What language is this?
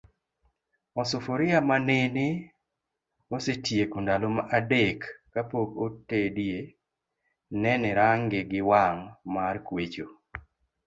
Luo (Kenya and Tanzania)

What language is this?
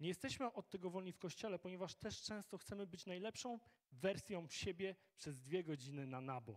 Polish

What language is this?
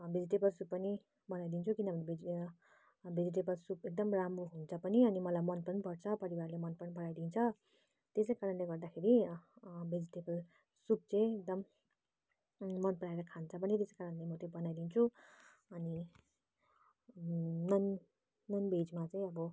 Nepali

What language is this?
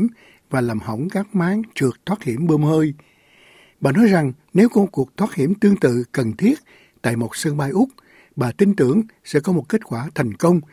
Vietnamese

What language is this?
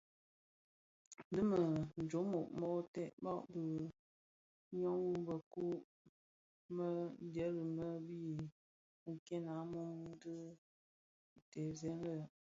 Bafia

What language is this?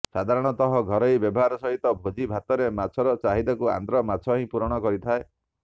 Odia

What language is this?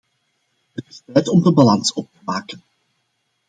Dutch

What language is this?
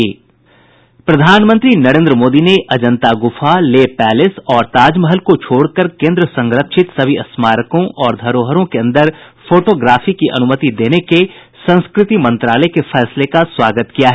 Hindi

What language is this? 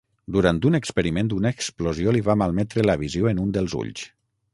Catalan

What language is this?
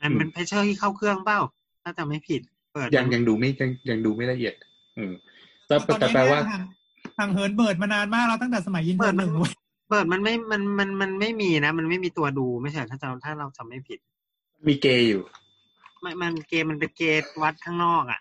Thai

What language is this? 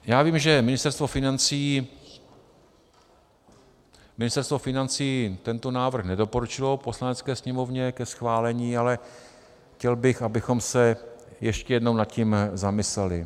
Czech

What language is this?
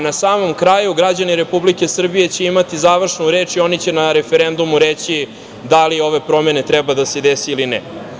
Serbian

